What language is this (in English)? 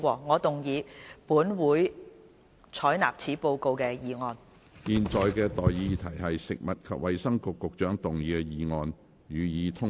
Cantonese